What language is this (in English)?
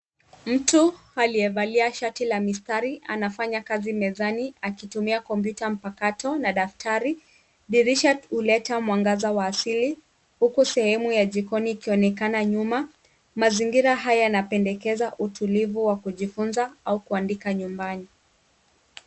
Swahili